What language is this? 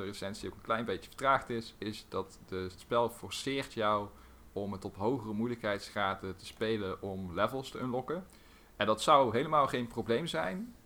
Dutch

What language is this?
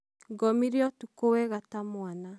Kikuyu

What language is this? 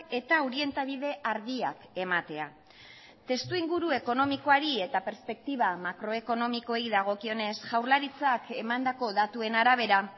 Basque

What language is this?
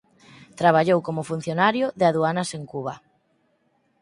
Galician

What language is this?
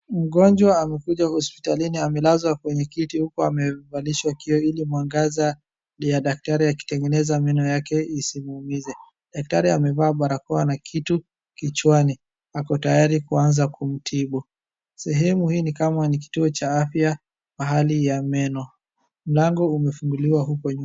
Swahili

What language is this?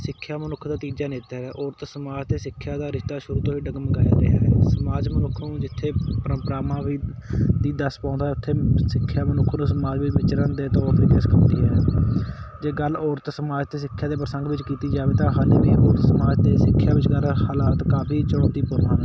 Punjabi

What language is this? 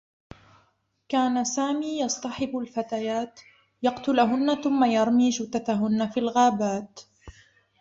Arabic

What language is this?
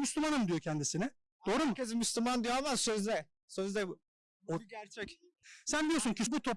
Turkish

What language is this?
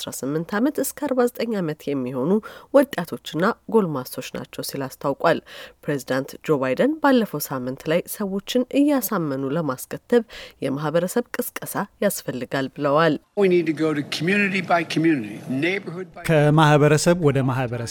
Amharic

